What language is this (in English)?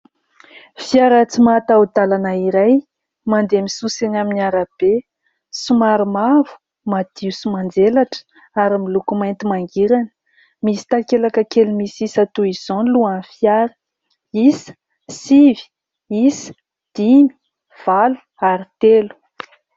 Malagasy